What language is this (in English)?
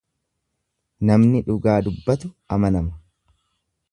Oromo